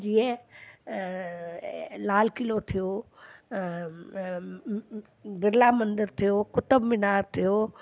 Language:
Sindhi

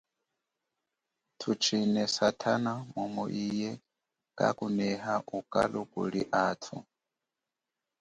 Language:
Chokwe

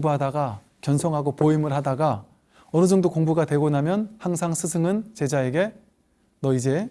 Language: Korean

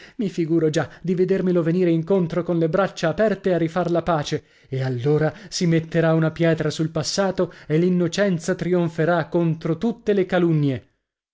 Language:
Italian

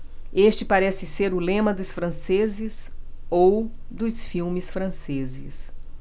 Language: Portuguese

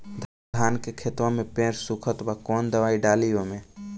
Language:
Bhojpuri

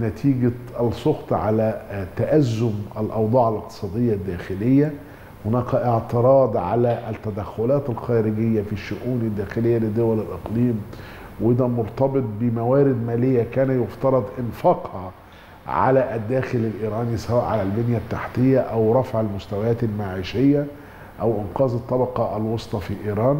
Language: Arabic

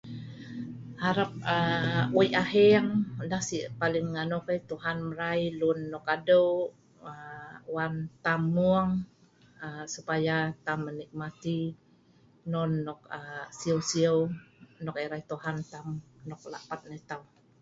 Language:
Sa'ban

